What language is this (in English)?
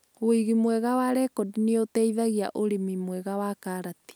Kikuyu